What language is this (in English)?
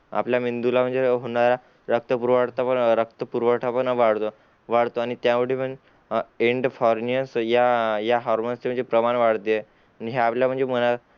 Marathi